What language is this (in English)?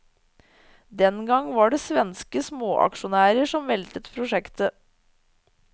Norwegian